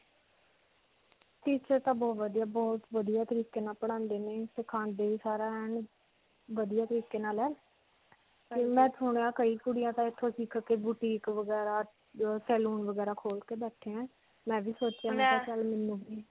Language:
Punjabi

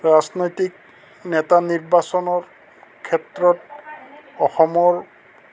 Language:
Assamese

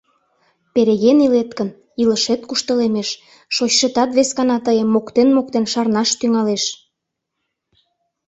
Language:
Mari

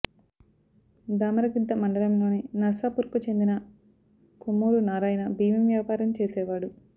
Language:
Telugu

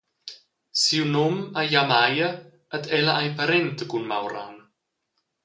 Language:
Romansh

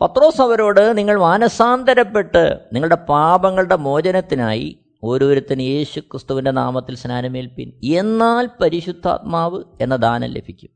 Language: Malayalam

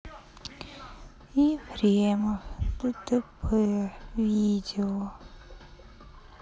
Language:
Russian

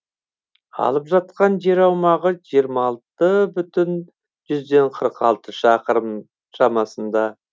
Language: Kazakh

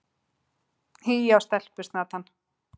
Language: Icelandic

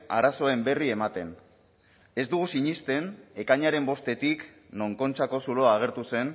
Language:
Basque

